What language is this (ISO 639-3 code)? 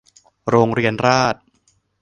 tha